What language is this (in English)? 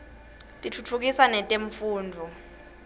Swati